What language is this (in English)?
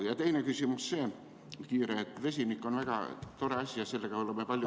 Estonian